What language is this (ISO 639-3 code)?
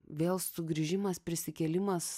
lit